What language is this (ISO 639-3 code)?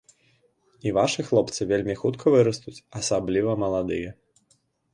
bel